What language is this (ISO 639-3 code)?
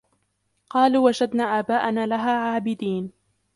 ara